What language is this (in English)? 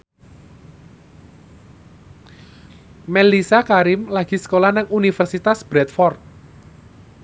Javanese